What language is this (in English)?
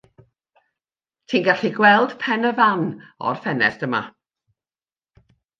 Welsh